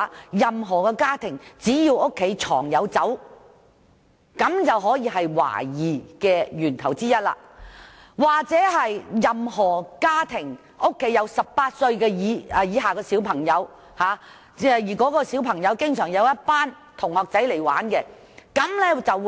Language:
Cantonese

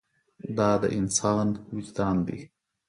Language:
Pashto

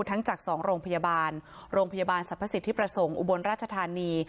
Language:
Thai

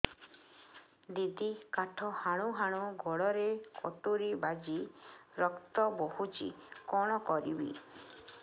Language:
Odia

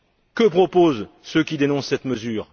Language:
French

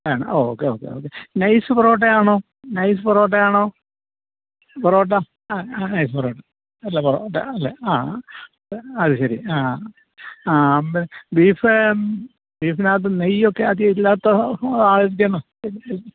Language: Malayalam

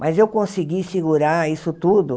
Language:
Portuguese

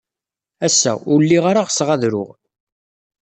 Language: Kabyle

